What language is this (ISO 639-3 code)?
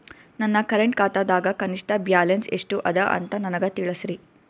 kan